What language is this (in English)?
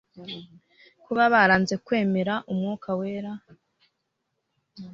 Kinyarwanda